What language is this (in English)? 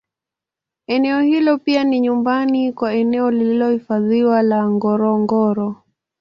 Swahili